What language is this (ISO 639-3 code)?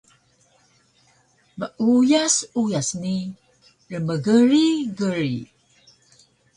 trv